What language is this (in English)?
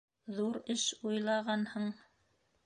Bashkir